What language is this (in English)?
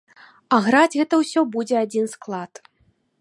Belarusian